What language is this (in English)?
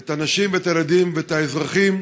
Hebrew